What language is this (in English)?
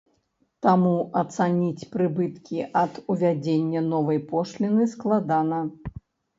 Belarusian